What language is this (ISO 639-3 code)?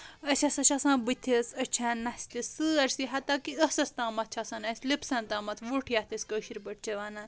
kas